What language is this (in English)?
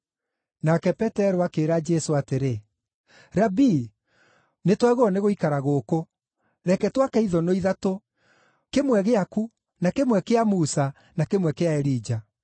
Kikuyu